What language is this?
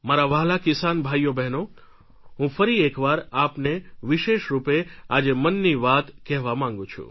Gujarati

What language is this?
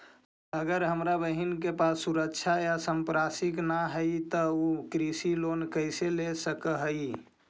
Magahi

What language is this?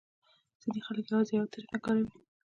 Pashto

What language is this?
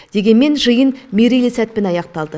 Kazakh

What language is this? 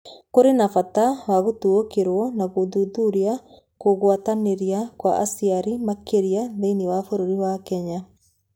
Kikuyu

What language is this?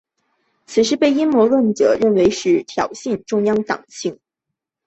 Chinese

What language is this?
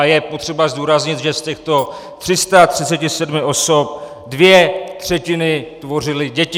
Czech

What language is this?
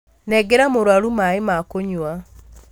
Kikuyu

